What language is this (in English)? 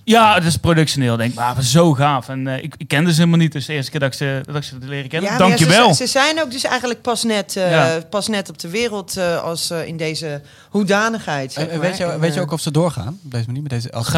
Dutch